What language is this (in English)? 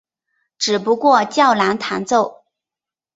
Chinese